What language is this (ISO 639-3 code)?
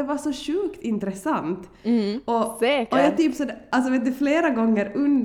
swe